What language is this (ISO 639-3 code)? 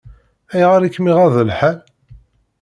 kab